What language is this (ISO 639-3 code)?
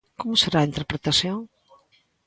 glg